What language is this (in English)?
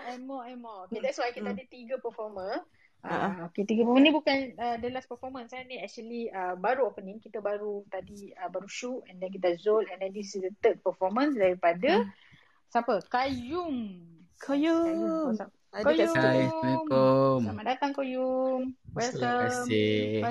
Malay